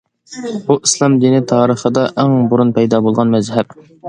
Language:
Uyghur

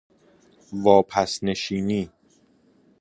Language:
Persian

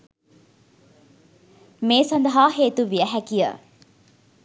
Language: Sinhala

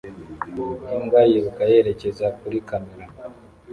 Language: Kinyarwanda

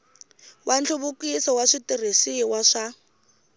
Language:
Tsonga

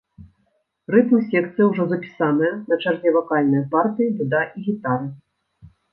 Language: Belarusian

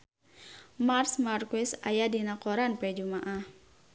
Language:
Sundanese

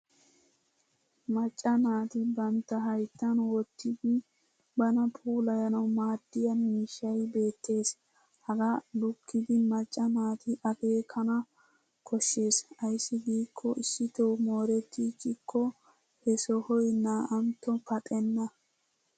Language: Wolaytta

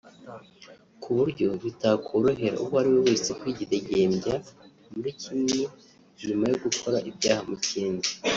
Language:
Kinyarwanda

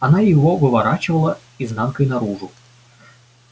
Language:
Russian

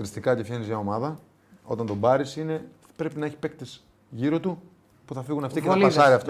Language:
Greek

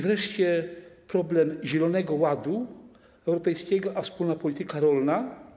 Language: Polish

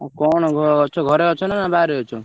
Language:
Odia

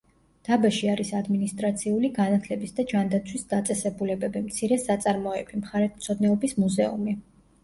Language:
Georgian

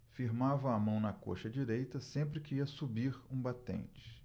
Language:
Portuguese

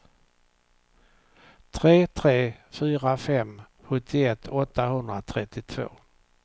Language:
Swedish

